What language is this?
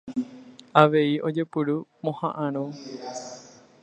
Guarani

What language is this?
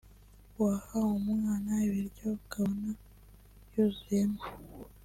Kinyarwanda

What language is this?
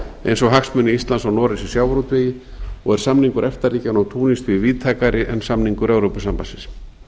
Icelandic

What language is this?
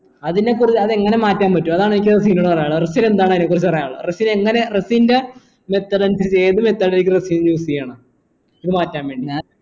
Malayalam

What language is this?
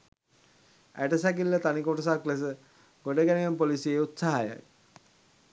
Sinhala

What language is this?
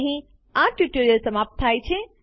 Gujarati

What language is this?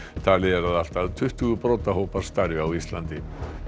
Icelandic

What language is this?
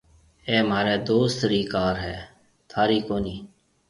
Marwari (Pakistan)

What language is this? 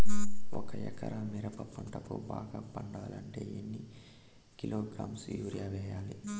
Telugu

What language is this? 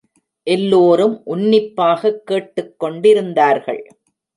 Tamil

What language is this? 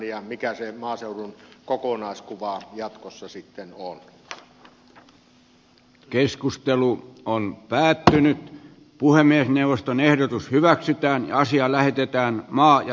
Finnish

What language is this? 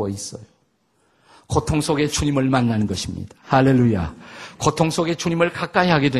Korean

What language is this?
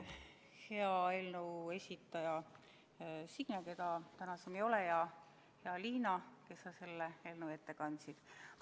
Estonian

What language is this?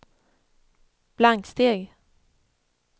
Swedish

